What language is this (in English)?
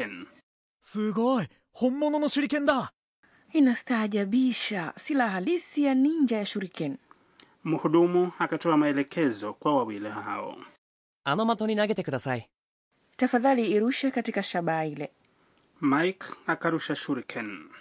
Swahili